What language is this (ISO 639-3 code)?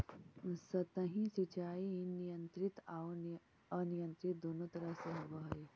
mag